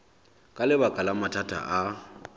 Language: Southern Sotho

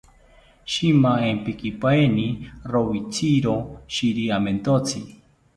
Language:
South Ucayali Ashéninka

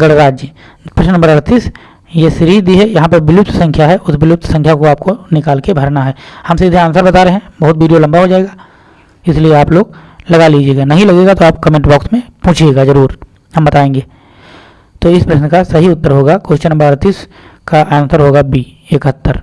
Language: Hindi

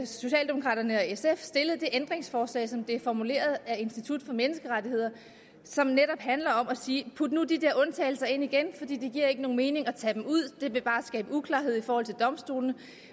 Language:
Danish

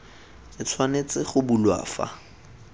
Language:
Tswana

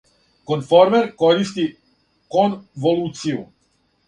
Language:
Serbian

